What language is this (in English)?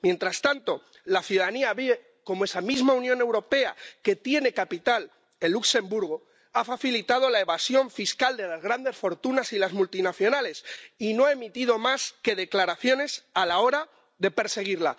Spanish